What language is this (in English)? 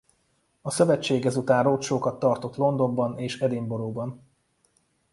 Hungarian